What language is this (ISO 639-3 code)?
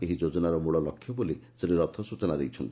ori